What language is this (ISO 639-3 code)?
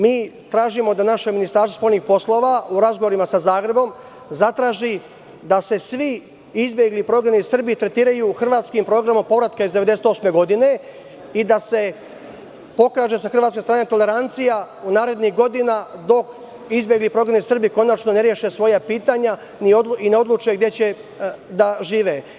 srp